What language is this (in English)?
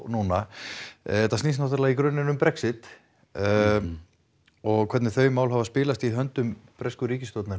Icelandic